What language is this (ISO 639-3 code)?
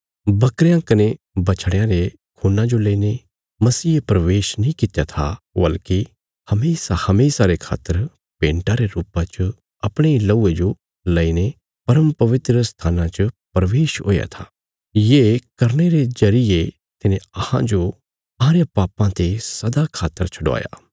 kfs